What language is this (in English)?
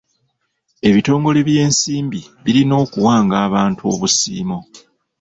Ganda